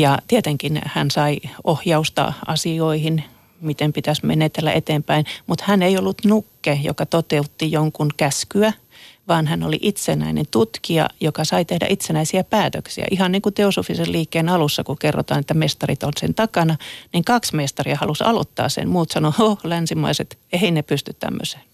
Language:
Finnish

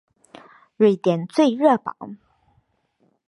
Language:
Chinese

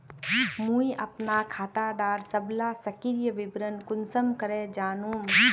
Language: Magahi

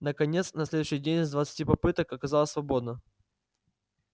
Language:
Russian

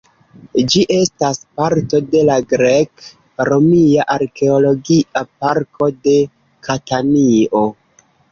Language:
Esperanto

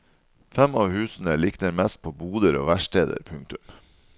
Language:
Norwegian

